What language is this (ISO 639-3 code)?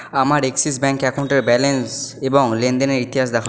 ben